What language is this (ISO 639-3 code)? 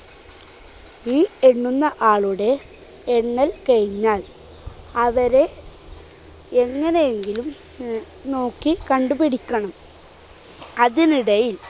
mal